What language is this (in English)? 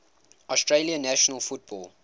English